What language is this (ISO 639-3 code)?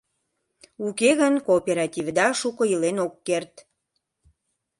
chm